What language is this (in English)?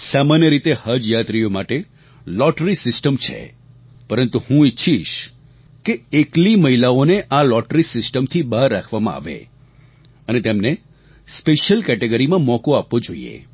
Gujarati